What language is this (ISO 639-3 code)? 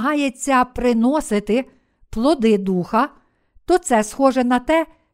ukr